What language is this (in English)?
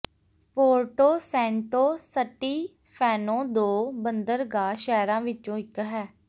Punjabi